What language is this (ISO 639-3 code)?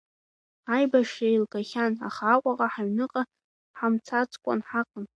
abk